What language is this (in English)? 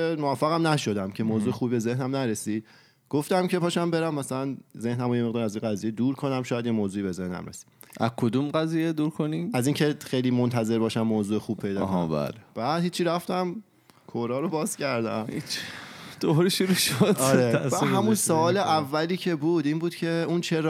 Persian